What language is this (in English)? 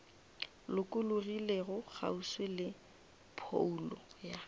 Northern Sotho